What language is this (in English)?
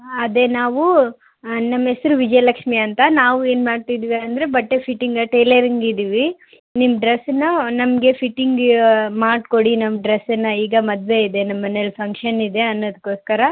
Kannada